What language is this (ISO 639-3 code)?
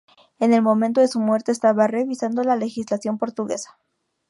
spa